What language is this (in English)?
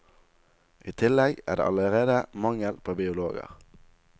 Norwegian